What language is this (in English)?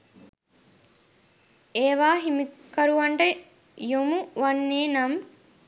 Sinhala